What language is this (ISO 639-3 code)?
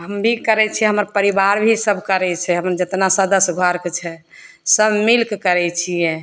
mai